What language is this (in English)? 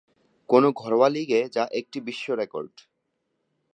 Bangla